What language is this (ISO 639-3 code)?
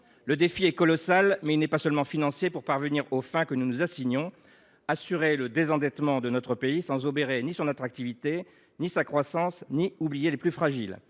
fra